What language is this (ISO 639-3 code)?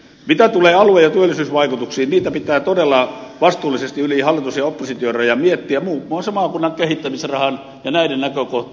fin